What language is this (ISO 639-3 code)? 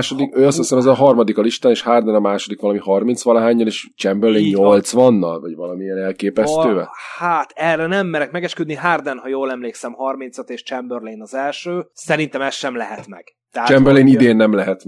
hun